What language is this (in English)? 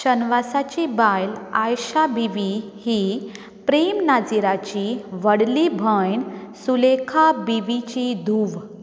Konkani